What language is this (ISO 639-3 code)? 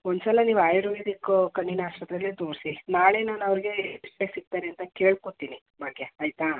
kan